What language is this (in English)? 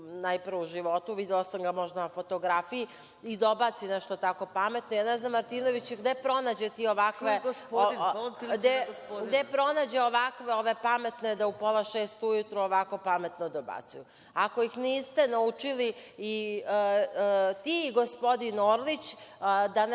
Serbian